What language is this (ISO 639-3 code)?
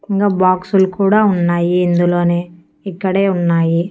tel